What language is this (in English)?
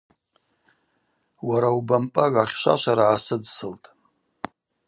Abaza